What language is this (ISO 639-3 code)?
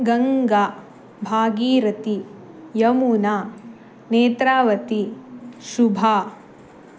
san